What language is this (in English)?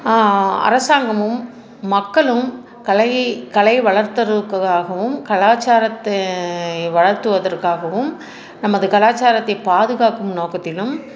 Tamil